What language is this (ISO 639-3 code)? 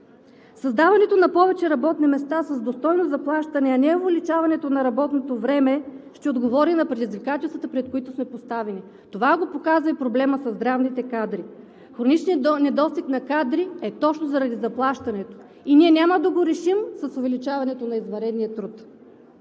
bul